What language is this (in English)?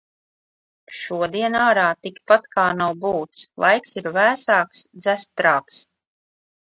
Latvian